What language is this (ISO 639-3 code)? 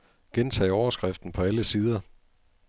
dan